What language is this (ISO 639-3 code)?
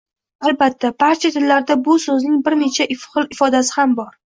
uzb